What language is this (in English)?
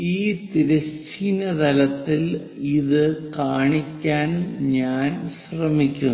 Malayalam